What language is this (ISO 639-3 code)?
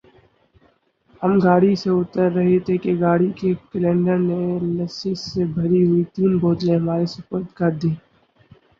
urd